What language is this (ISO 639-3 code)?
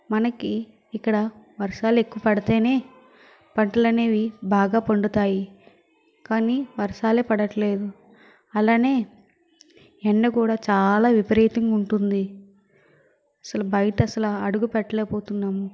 tel